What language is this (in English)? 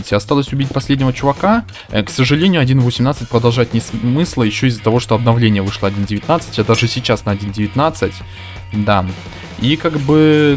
Russian